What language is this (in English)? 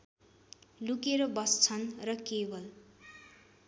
Nepali